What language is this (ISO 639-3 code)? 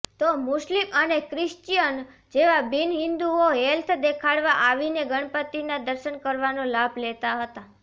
guj